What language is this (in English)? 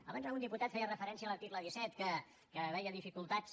Catalan